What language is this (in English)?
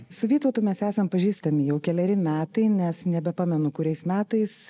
Lithuanian